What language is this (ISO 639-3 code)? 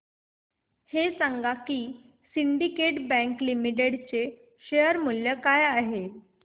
mar